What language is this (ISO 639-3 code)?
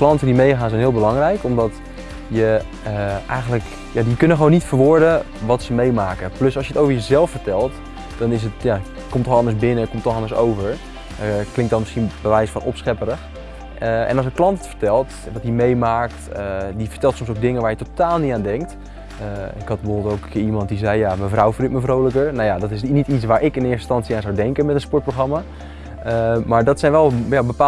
nld